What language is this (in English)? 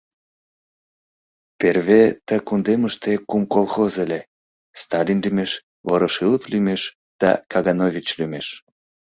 Mari